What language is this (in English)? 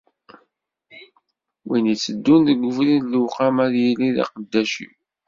Kabyle